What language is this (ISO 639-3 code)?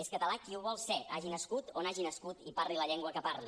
cat